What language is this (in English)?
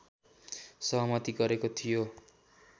Nepali